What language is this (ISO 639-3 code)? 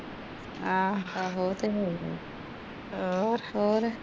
pan